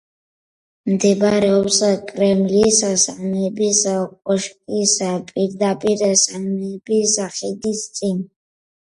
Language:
Georgian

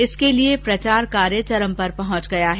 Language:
Hindi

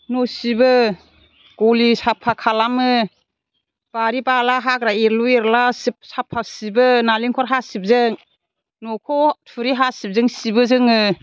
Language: Bodo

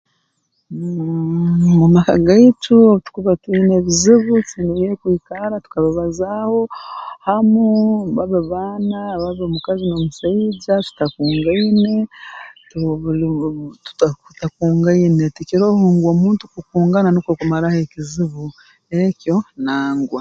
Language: Tooro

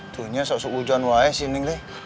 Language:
Indonesian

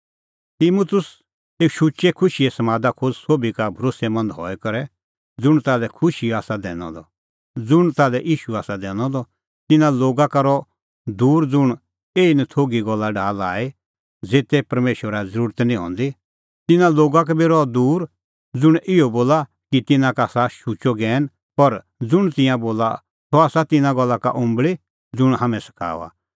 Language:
Kullu Pahari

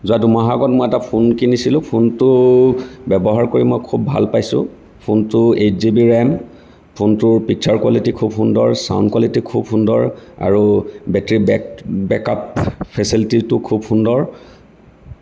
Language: Assamese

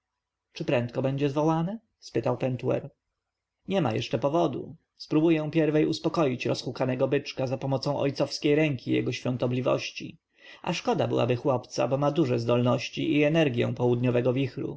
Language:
Polish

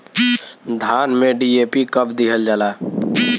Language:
Bhojpuri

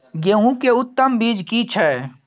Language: Maithili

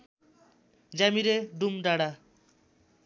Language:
Nepali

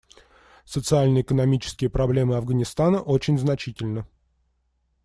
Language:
Russian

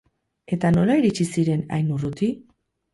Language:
Basque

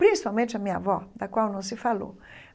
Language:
Portuguese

